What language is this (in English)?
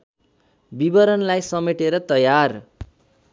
Nepali